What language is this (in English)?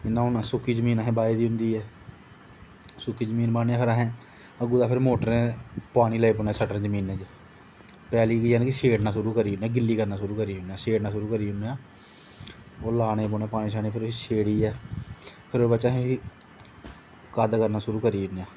Dogri